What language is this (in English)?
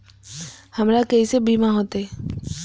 Maithili